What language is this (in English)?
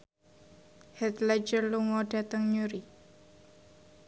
Javanese